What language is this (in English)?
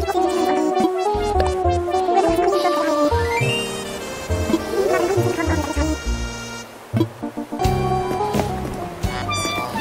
Korean